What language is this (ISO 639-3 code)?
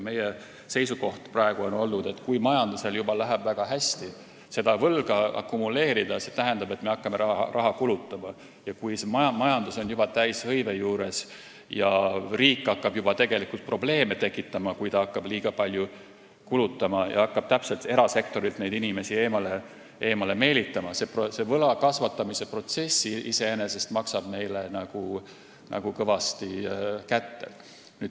est